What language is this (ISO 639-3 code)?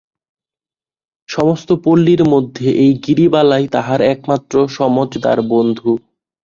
ben